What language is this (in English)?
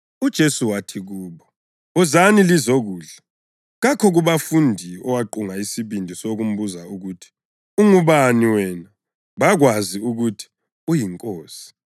North Ndebele